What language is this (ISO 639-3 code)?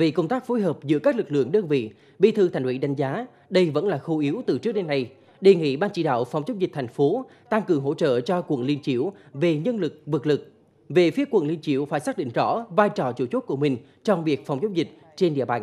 vie